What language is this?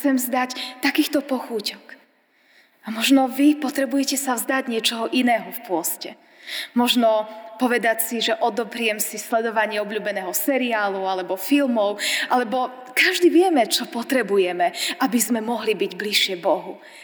Slovak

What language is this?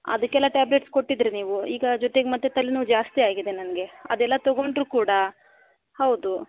Kannada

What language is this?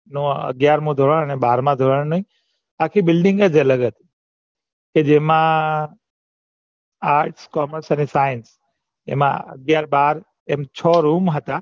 Gujarati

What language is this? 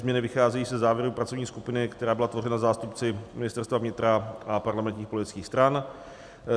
Czech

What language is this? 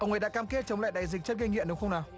Vietnamese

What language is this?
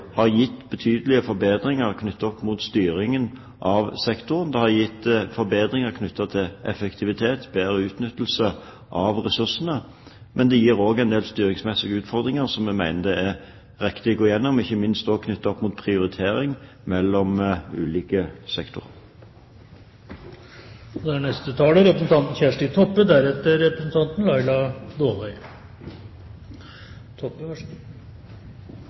Norwegian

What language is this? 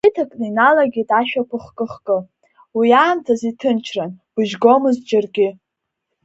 Abkhazian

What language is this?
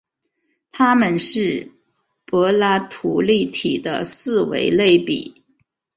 Chinese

